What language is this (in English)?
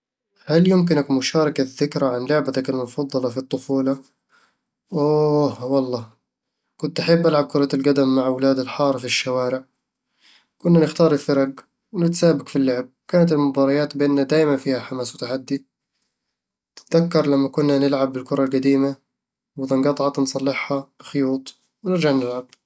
Eastern Egyptian Bedawi Arabic